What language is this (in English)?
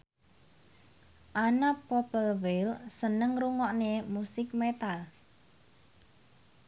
Javanese